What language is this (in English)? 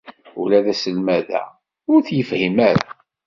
Kabyle